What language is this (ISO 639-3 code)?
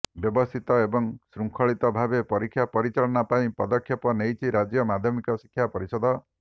ori